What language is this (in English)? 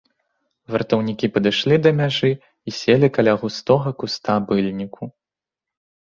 Belarusian